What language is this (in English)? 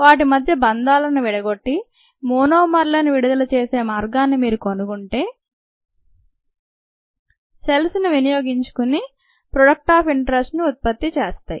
Telugu